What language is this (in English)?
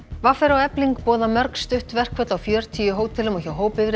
Icelandic